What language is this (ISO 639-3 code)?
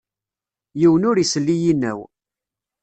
kab